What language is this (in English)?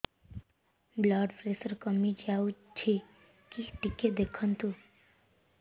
Odia